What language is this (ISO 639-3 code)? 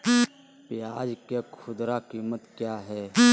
mag